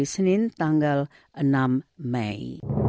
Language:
Indonesian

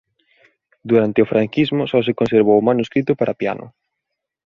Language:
Galician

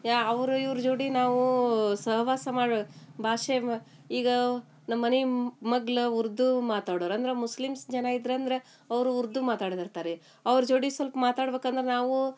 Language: Kannada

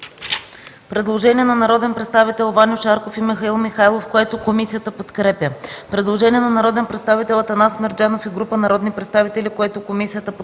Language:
Bulgarian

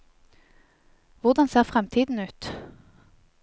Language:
Norwegian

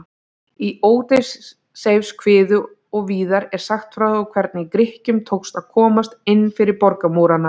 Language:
Icelandic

